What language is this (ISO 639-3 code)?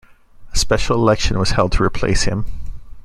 eng